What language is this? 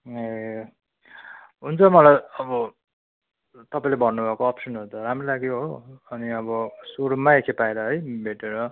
Nepali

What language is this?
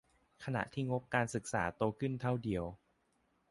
Thai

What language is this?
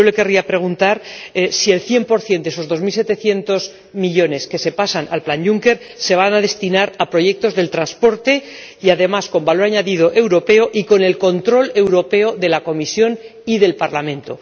Spanish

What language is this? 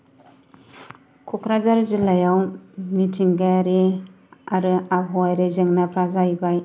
Bodo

